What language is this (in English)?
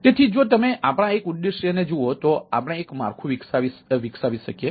Gujarati